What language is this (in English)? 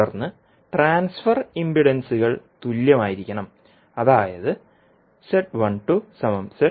Malayalam